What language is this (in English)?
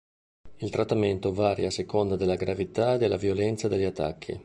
Italian